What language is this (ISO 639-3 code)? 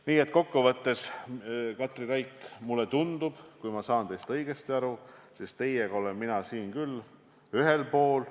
est